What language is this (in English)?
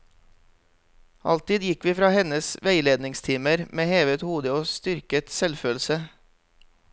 Norwegian